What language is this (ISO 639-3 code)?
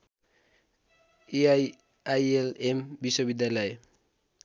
nep